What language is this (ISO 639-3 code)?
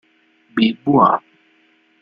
ita